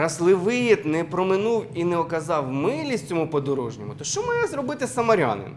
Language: Ukrainian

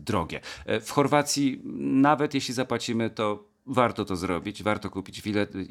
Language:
Polish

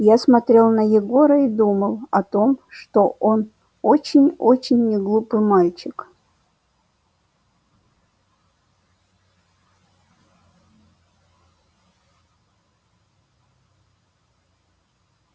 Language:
Russian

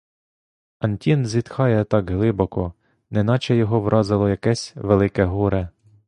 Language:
Ukrainian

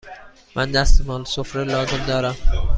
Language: Persian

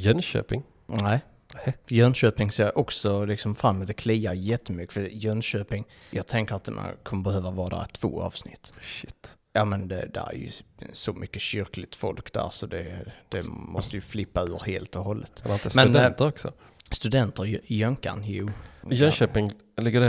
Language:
Swedish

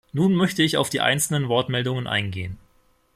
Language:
German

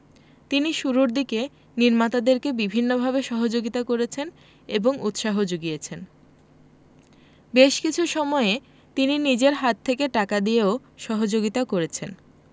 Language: Bangla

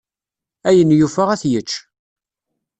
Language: Kabyle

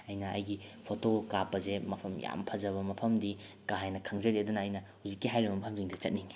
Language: Manipuri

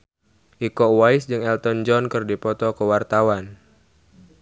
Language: Sundanese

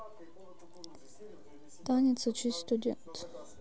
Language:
Russian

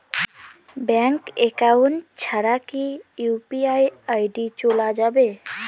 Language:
Bangla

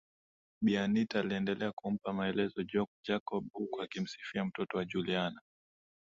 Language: Swahili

